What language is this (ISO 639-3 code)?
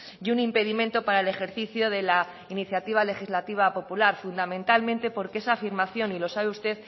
spa